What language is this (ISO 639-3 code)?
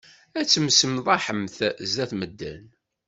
kab